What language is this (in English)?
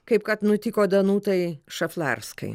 Lithuanian